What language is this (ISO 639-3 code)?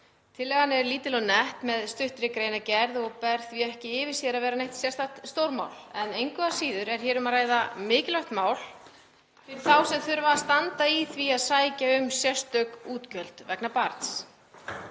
isl